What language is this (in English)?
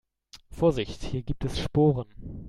German